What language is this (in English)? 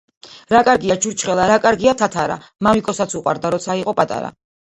Georgian